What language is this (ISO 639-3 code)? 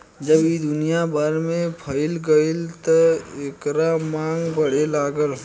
bho